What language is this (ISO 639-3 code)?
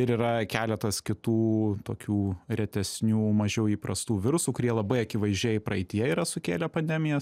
lit